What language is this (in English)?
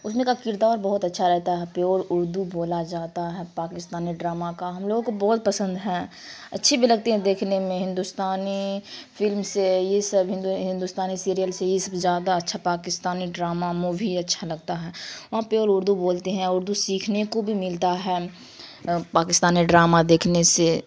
Urdu